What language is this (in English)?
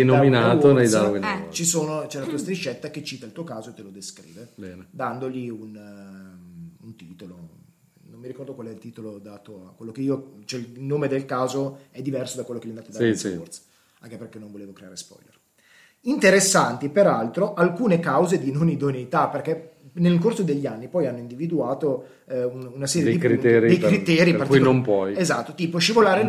Italian